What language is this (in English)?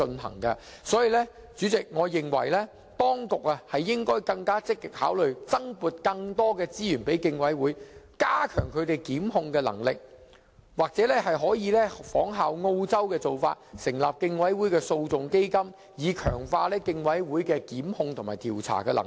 Cantonese